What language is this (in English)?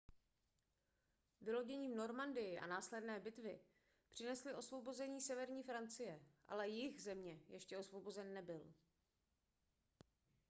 Czech